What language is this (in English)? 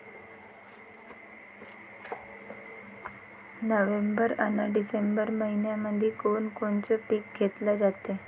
Marathi